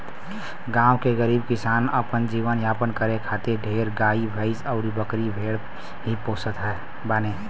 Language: Bhojpuri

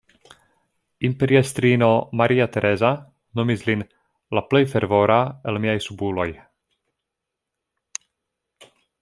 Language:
Esperanto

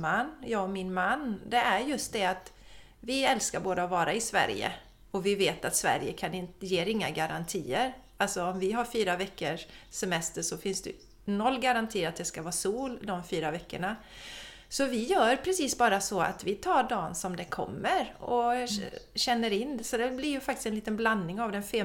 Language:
Swedish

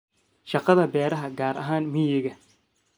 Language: Somali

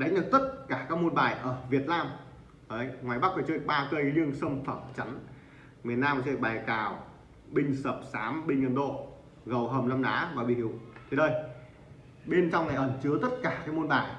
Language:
Vietnamese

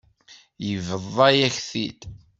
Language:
Kabyle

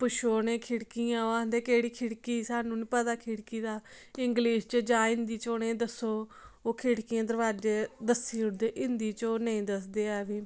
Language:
Dogri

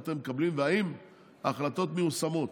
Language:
Hebrew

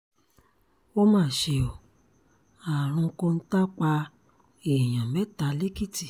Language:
Yoruba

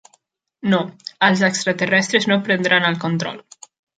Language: Catalan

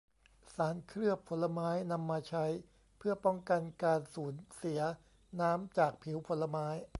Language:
Thai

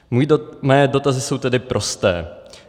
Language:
Czech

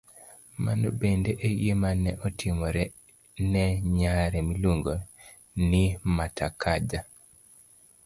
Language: Luo (Kenya and Tanzania)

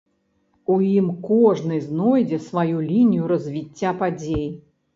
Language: Belarusian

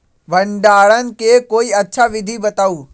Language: Magahi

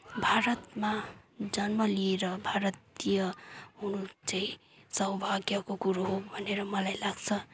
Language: Nepali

